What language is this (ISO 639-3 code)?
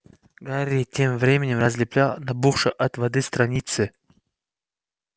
rus